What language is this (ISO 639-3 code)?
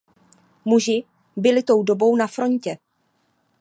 ces